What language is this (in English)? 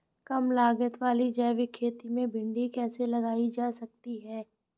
Hindi